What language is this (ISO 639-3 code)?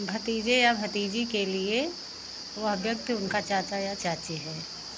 hin